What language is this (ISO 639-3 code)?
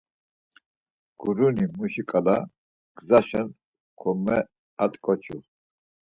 lzz